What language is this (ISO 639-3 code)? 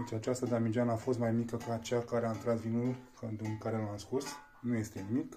ron